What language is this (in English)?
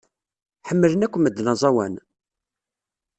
Kabyle